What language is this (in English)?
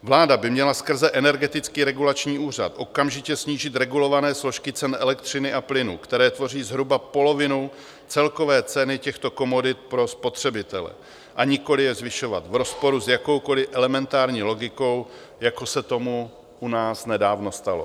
Czech